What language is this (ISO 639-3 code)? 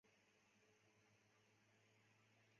zho